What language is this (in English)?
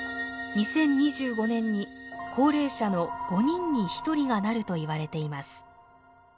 Japanese